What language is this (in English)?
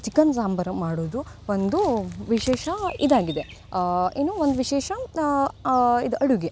Kannada